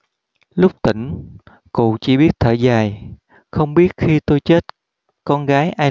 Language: Vietnamese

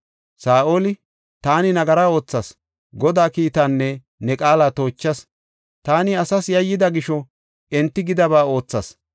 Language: Gofa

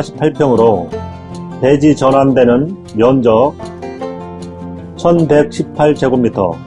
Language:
Korean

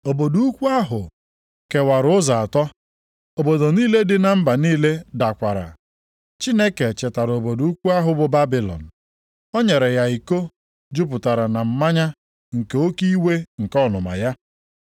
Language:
Igbo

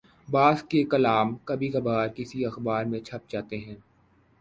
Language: Urdu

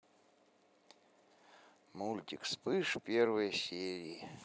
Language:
Russian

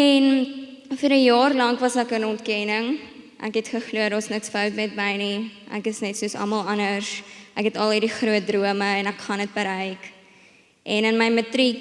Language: Dutch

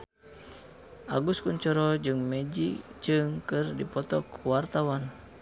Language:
Sundanese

